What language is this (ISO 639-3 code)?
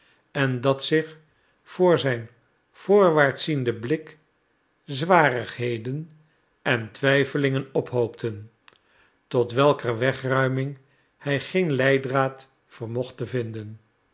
nld